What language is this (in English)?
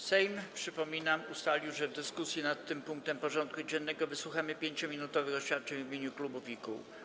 Polish